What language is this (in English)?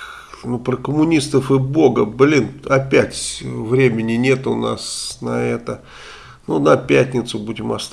Russian